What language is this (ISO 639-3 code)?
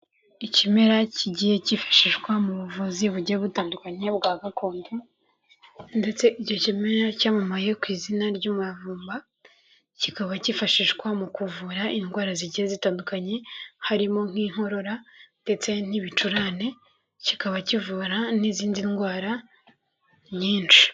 kin